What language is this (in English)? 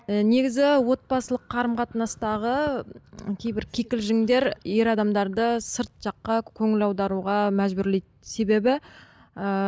Kazakh